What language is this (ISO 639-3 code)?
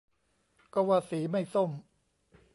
tha